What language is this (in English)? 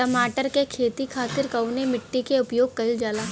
Bhojpuri